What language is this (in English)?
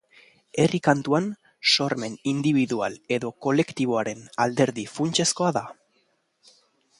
Basque